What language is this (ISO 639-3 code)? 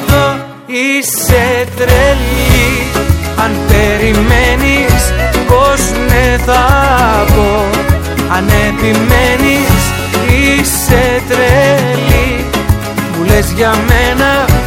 ell